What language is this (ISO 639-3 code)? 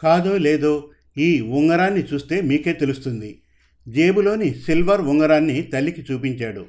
tel